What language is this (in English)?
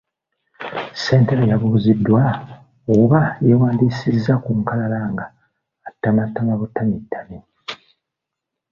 Ganda